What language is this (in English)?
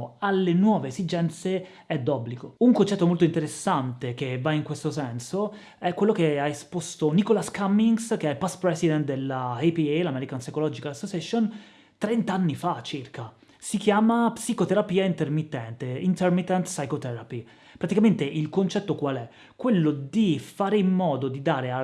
Italian